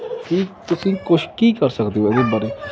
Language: Punjabi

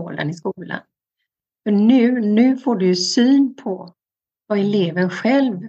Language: Swedish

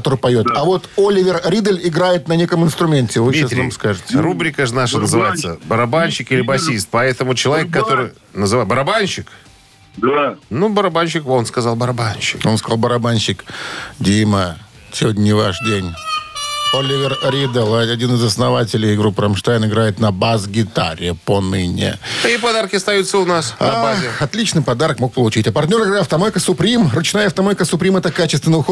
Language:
Russian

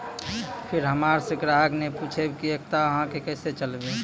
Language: Maithili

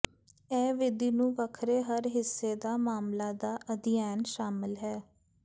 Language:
Punjabi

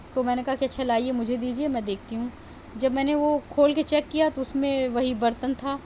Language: Urdu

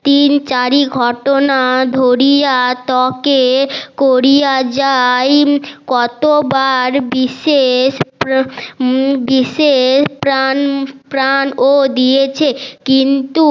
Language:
Bangla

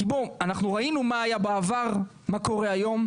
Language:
Hebrew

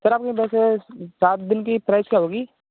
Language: Hindi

